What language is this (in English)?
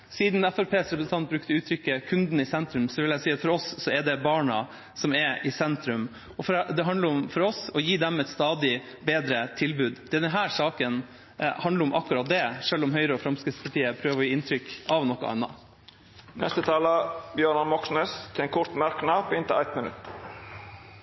Norwegian